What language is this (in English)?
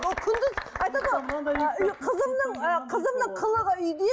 Kazakh